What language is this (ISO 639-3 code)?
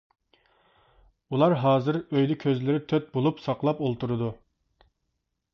uig